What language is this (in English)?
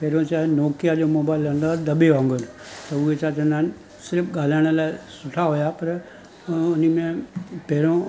Sindhi